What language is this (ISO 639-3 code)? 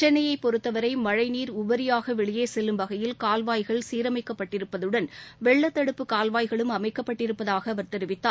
tam